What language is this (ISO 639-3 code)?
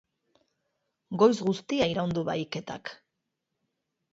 eus